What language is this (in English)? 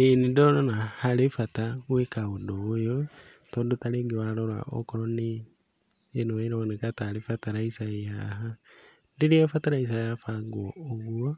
Kikuyu